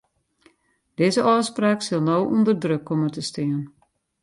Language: Western Frisian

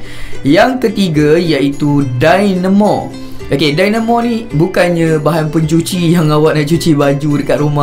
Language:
Malay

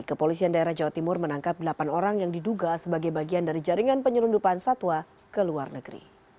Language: Indonesian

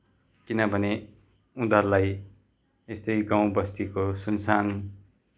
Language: Nepali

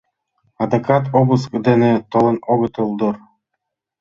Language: Mari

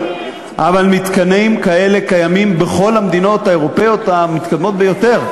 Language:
Hebrew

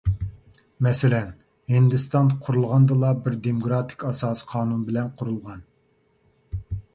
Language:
Uyghur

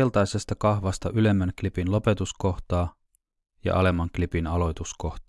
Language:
Finnish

